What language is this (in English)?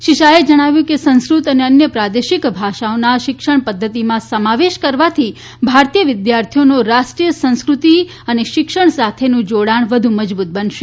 Gujarati